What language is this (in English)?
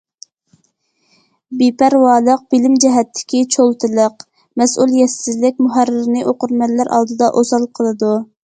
Uyghur